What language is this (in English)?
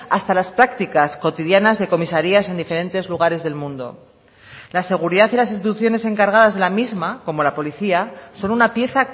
Spanish